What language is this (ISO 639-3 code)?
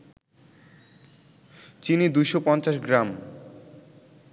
ben